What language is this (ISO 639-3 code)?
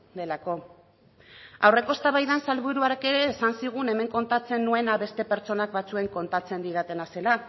eus